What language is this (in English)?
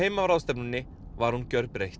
Icelandic